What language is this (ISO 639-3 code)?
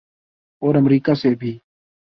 urd